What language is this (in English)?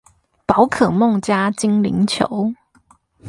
Chinese